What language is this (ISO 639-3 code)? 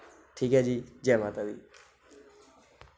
doi